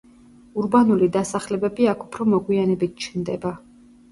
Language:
Georgian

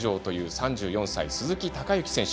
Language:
Japanese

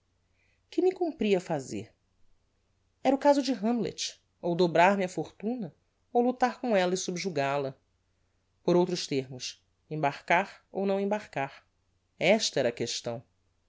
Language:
Portuguese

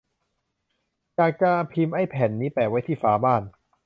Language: Thai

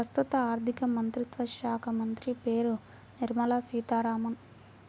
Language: Telugu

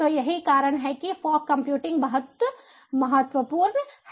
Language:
Hindi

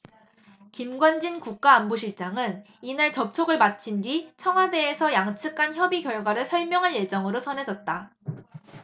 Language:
Korean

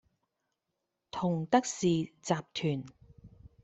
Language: Cantonese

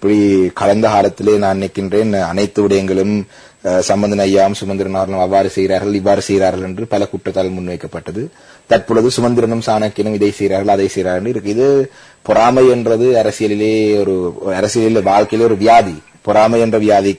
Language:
Romanian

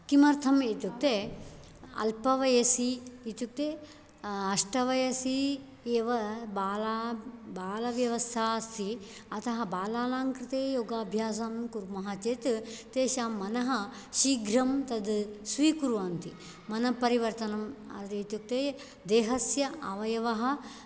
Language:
Sanskrit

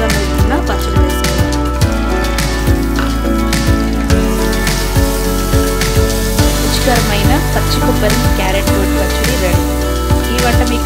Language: Romanian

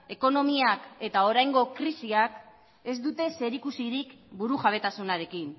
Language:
Basque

